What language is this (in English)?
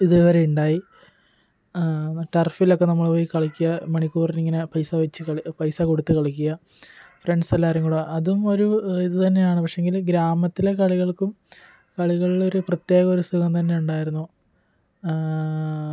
Malayalam